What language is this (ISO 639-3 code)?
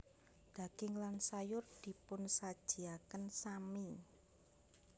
jav